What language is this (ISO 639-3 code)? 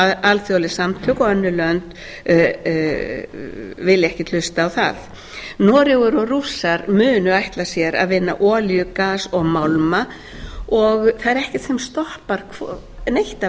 isl